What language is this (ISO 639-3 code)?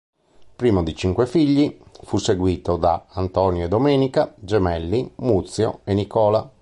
ita